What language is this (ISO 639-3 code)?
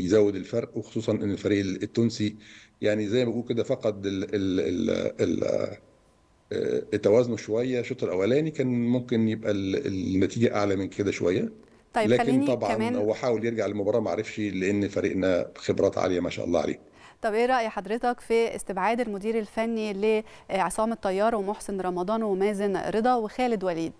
ara